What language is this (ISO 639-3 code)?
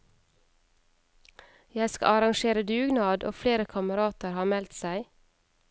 nor